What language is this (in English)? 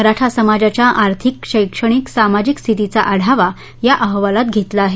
Marathi